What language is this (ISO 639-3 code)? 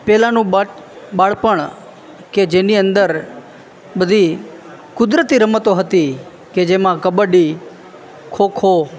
guj